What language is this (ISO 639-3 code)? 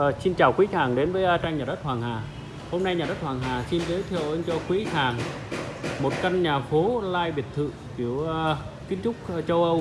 vie